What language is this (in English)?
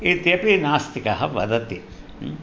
Sanskrit